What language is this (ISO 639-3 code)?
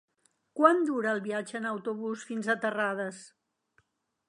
cat